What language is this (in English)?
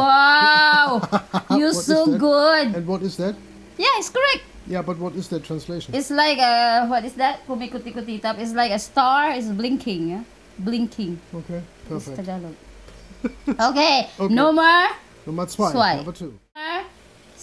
English